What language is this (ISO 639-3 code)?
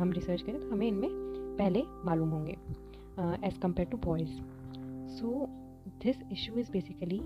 hin